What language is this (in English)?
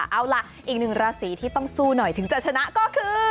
Thai